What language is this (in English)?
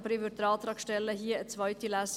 Swiss German